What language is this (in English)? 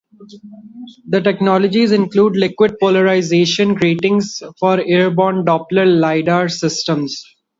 English